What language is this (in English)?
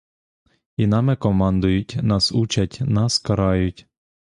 Ukrainian